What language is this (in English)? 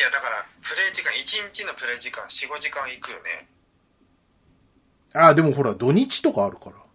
Japanese